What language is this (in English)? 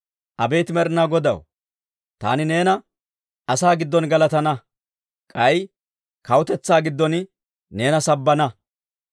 Dawro